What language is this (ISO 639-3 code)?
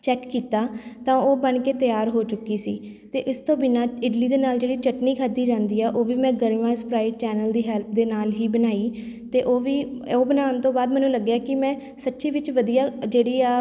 pan